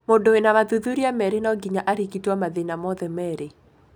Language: Kikuyu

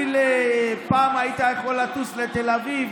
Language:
Hebrew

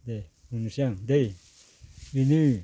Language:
Bodo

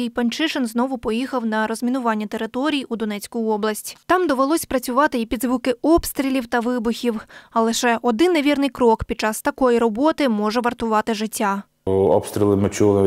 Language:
Ukrainian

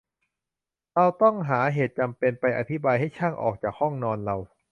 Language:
Thai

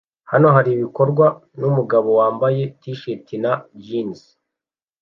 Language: Kinyarwanda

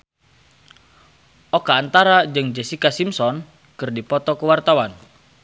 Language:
Sundanese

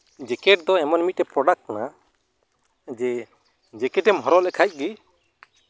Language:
Santali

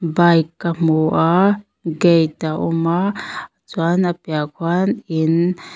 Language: Mizo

